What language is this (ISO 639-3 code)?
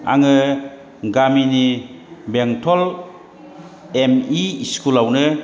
brx